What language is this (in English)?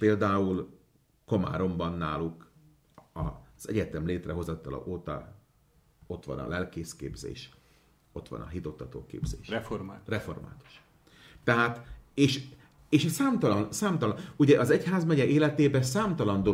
Hungarian